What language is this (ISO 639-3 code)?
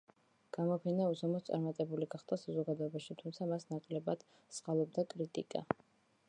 kat